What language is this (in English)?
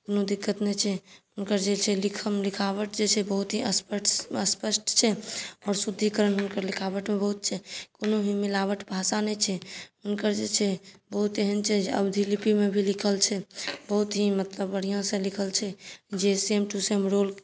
Maithili